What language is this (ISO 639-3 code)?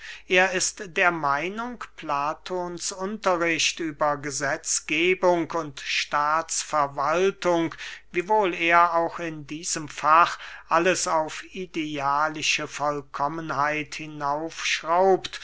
deu